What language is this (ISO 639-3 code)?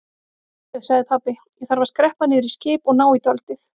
isl